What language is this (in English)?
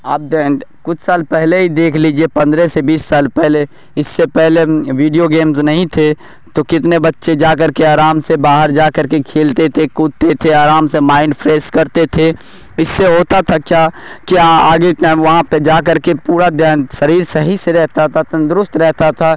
Urdu